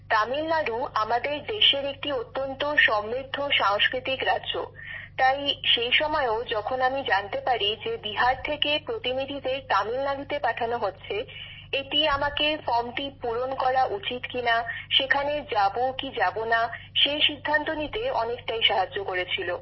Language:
Bangla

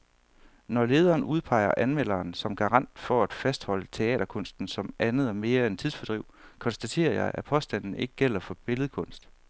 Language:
Danish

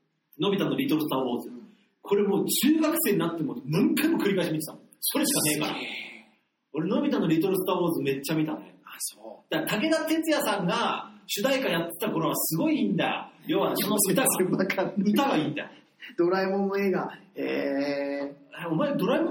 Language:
Japanese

